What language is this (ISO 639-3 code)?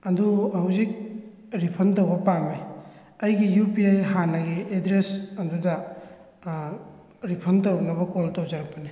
mni